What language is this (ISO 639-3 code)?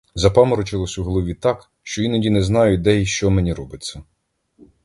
ukr